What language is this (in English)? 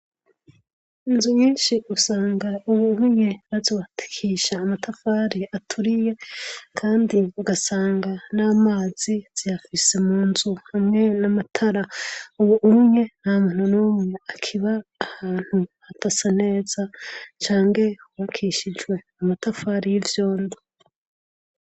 Rundi